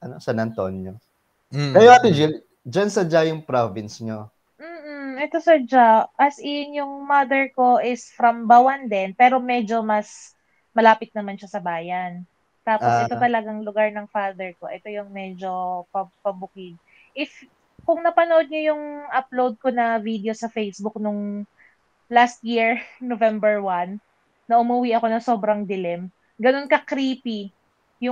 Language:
Filipino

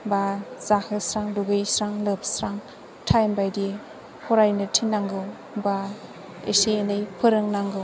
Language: Bodo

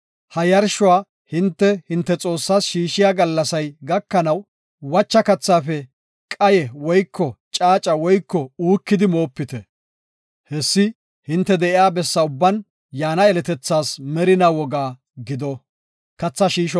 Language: Gofa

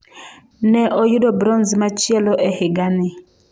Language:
Luo (Kenya and Tanzania)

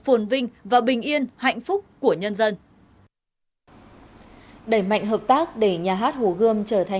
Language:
Vietnamese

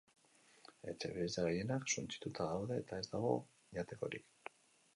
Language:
Basque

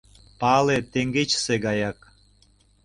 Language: Mari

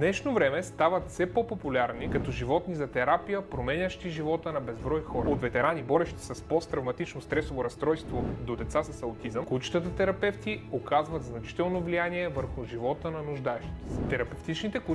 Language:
Bulgarian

